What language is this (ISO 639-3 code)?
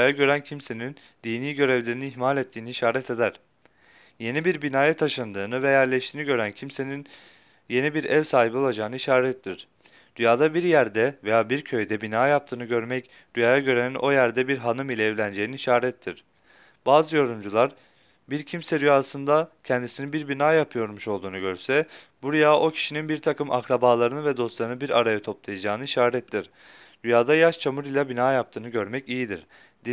tur